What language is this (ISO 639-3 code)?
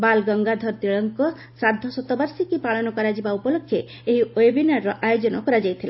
ori